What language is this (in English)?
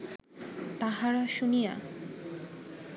Bangla